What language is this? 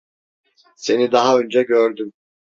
Turkish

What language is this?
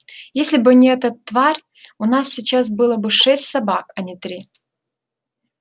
Russian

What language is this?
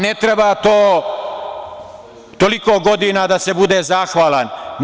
Serbian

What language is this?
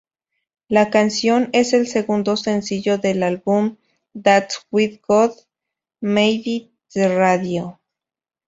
Spanish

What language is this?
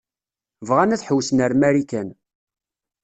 Kabyle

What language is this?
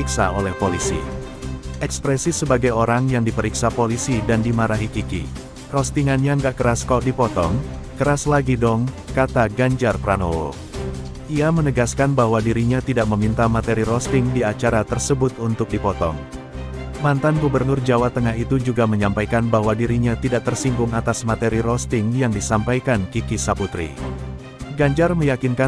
Indonesian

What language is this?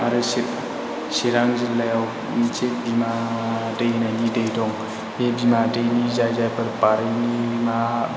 Bodo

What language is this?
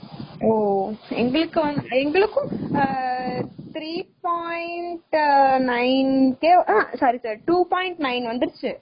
Tamil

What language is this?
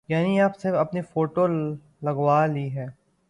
Urdu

